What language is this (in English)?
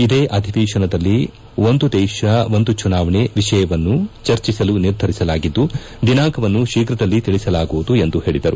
Kannada